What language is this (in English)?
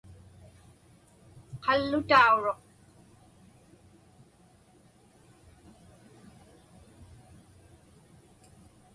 Inupiaq